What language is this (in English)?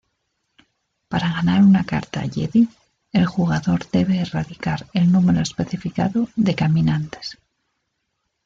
Spanish